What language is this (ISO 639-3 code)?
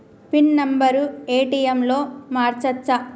tel